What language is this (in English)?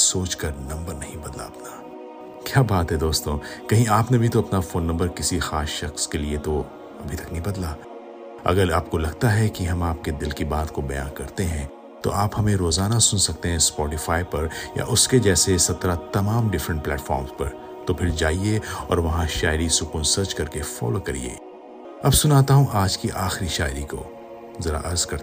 Hindi